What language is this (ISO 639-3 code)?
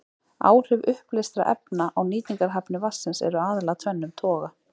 isl